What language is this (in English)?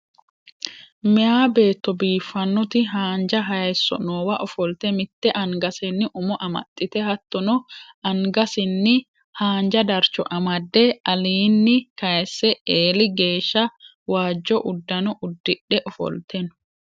Sidamo